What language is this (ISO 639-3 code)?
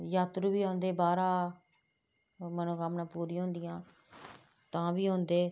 doi